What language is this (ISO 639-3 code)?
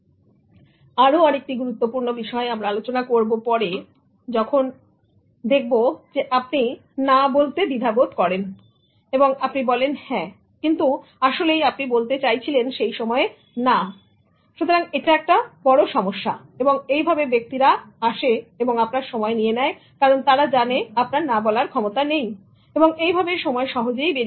ben